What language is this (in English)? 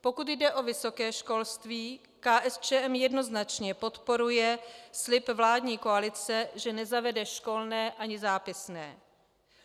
Czech